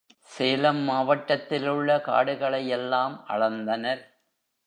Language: Tamil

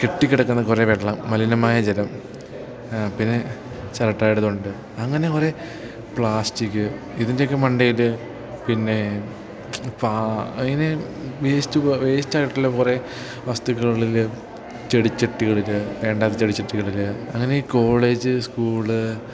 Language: Malayalam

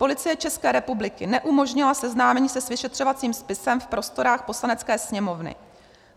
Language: Czech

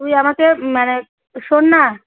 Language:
Bangla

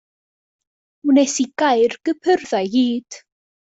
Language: Welsh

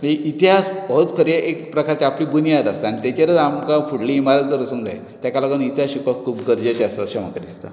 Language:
Konkani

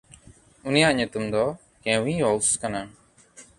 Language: Santali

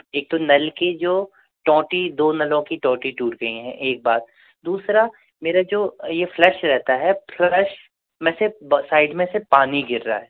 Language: Hindi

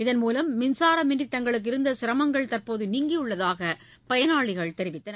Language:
Tamil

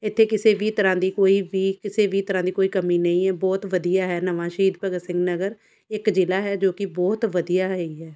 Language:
Punjabi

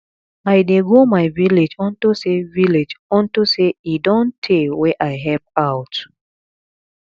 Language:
Nigerian Pidgin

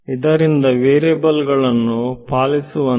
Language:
Kannada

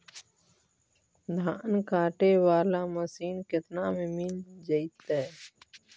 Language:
Magahi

